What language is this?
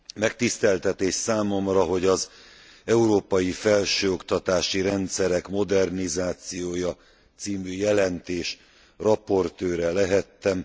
Hungarian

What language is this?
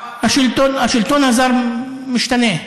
Hebrew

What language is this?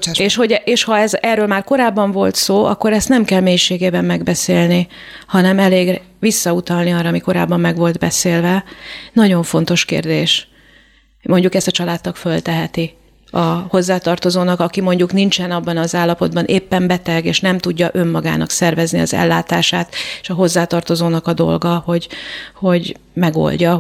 Hungarian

